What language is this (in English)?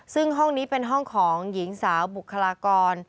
Thai